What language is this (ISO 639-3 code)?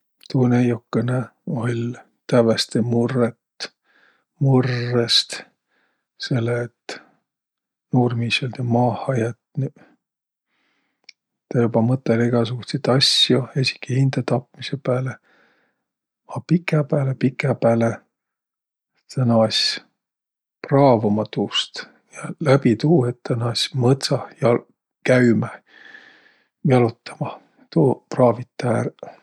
vro